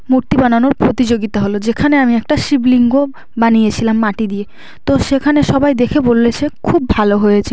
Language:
Bangla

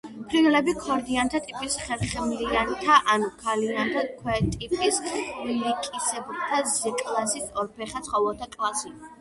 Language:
Georgian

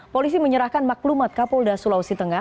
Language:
Indonesian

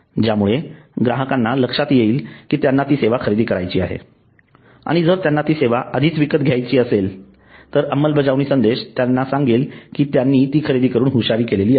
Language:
Marathi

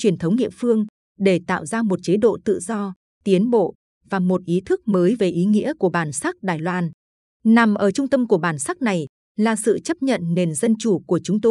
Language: Vietnamese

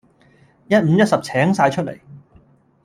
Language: Cantonese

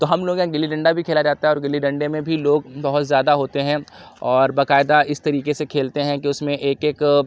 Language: Urdu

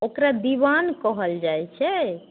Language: Maithili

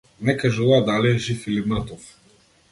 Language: Macedonian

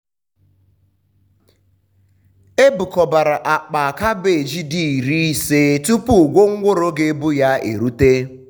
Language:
Igbo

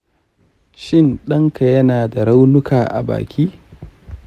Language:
Hausa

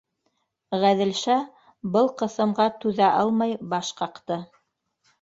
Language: Bashkir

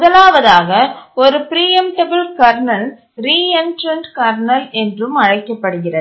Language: Tamil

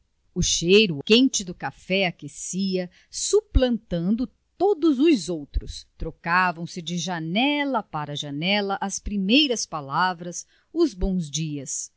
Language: Portuguese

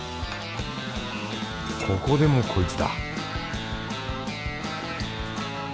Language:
Japanese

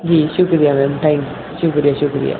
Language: Urdu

